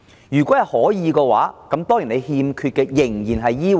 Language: Cantonese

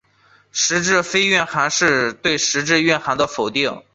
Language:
Chinese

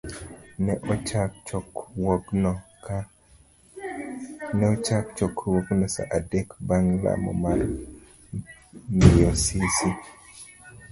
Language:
Luo (Kenya and Tanzania)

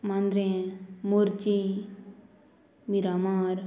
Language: Konkani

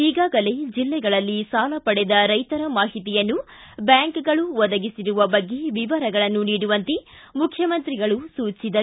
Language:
Kannada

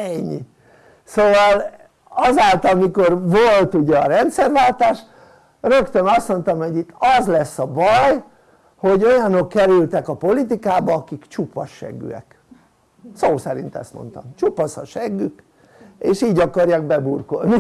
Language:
Hungarian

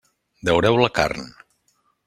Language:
Catalan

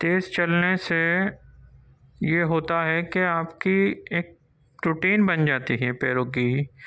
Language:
Urdu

